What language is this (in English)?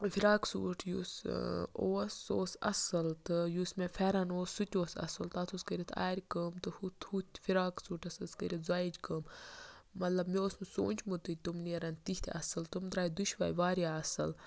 Kashmiri